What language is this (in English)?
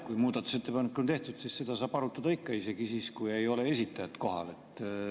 Estonian